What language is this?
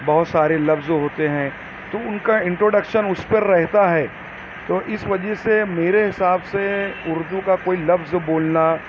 Urdu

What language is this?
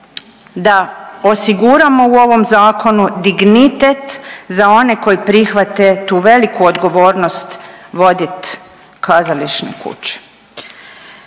Croatian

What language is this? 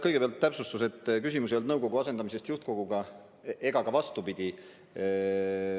Estonian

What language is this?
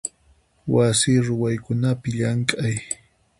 Puno Quechua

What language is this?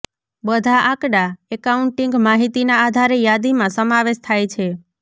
Gujarati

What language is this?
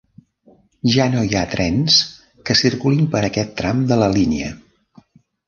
Catalan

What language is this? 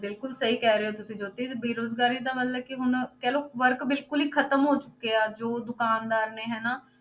Punjabi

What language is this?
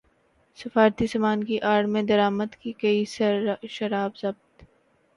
Urdu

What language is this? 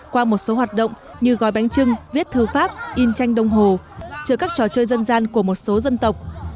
Vietnamese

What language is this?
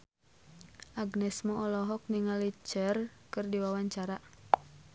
Sundanese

